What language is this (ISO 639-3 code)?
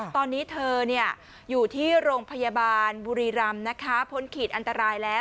tha